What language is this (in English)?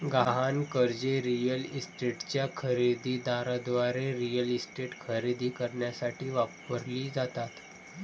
Marathi